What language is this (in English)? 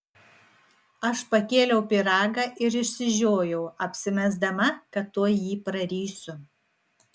Lithuanian